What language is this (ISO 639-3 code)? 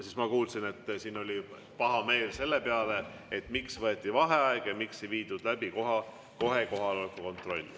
est